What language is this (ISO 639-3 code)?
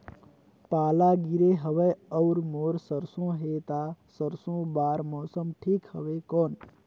hne